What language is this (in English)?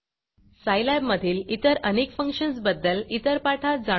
Marathi